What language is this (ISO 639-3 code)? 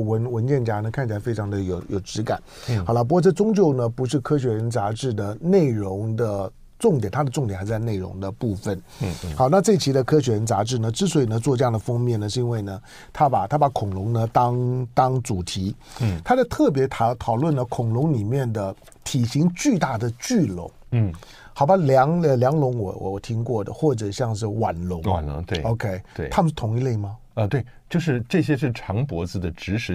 zho